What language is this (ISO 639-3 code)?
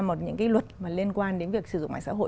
vie